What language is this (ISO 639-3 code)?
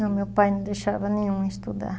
por